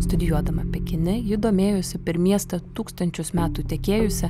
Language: Lithuanian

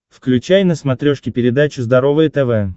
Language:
Russian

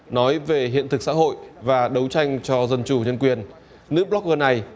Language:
Vietnamese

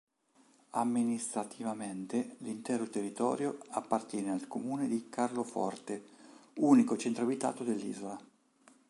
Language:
Italian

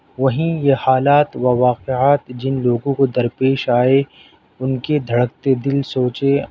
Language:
Urdu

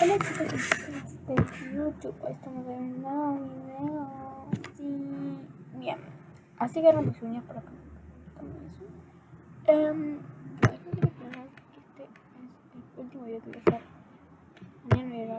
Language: Spanish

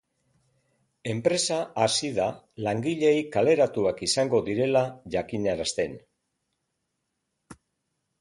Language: Basque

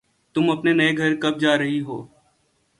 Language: Urdu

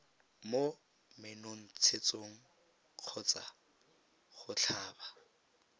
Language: Tswana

